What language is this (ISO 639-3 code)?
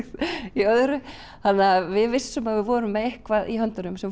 isl